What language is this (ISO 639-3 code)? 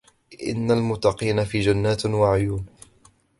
ara